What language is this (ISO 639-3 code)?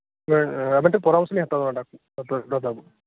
sat